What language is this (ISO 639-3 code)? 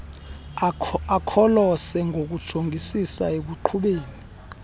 xho